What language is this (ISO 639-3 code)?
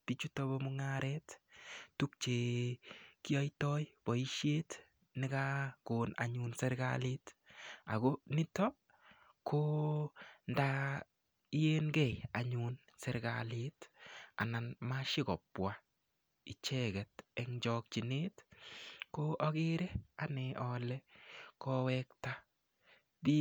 kln